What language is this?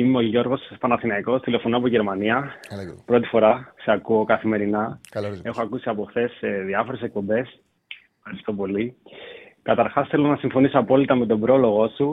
Greek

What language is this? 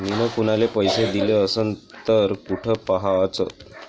Marathi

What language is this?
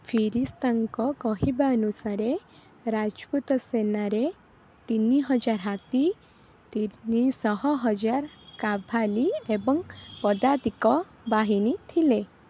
Odia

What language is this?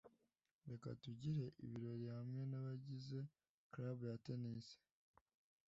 Kinyarwanda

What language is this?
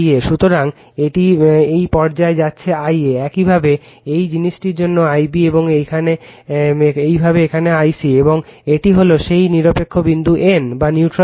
Bangla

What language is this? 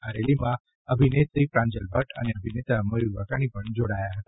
Gujarati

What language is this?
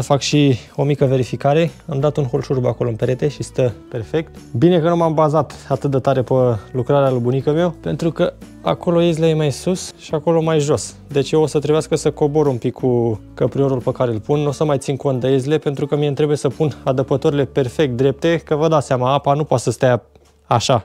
Romanian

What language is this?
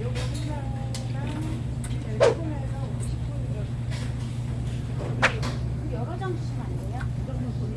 Korean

